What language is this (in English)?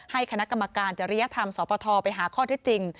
Thai